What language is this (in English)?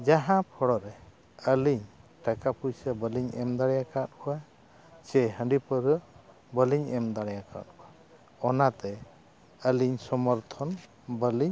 Santali